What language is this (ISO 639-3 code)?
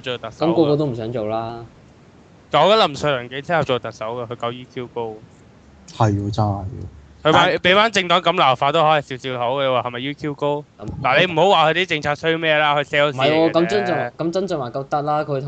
zho